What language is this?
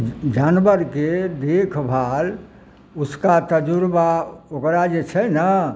Maithili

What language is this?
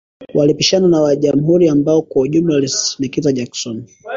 Swahili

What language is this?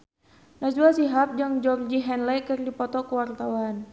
Sundanese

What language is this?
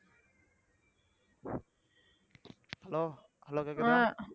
Tamil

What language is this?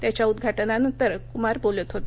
Marathi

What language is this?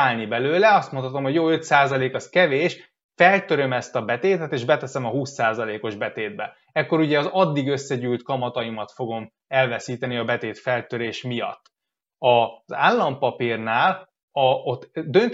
Hungarian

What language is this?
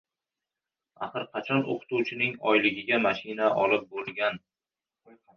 Uzbek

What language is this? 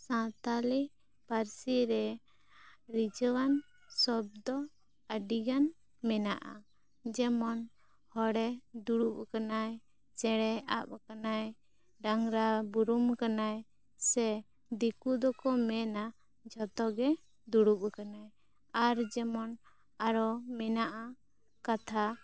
Santali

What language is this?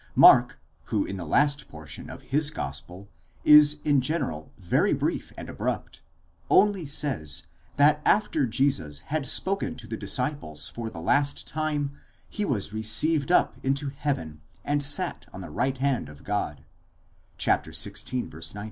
English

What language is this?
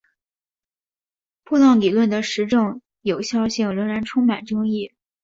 Chinese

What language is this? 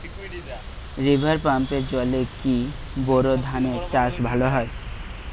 Bangla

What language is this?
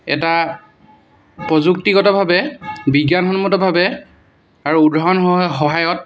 Assamese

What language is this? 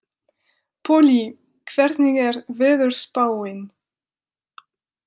Icelandic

